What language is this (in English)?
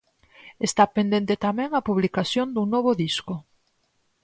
Galician